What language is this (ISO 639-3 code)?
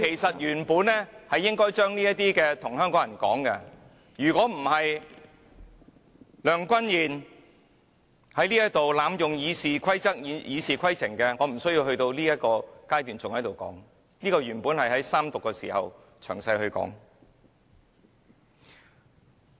yue